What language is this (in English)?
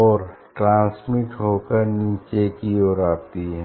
Hindi